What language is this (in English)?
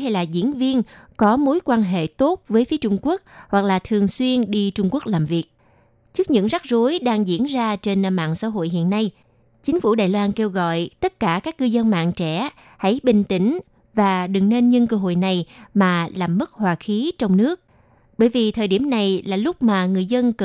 Vietnamese